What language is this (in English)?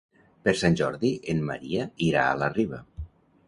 Catalan